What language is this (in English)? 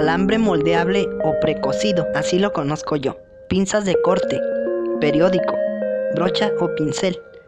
Spanish